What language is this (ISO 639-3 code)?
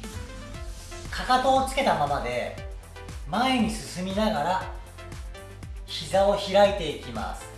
jpn